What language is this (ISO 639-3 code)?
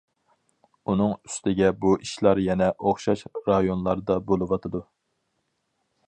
uig